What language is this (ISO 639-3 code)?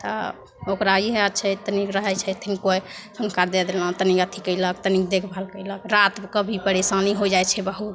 mai